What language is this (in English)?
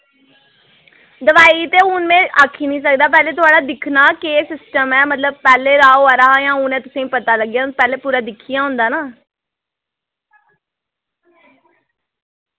Dogri